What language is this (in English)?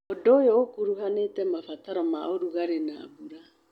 Kikuyu